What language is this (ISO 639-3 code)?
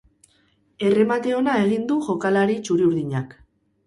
eus